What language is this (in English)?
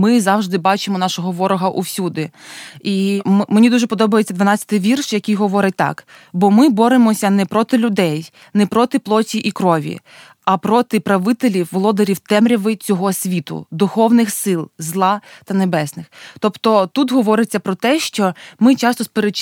Ukrainian